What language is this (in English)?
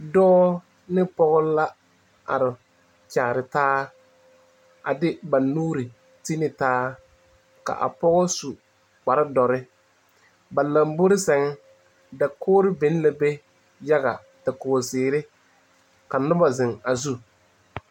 Southern Dagaare